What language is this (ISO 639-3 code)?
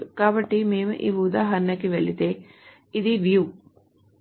tel